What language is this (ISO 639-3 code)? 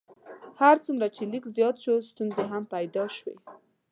pus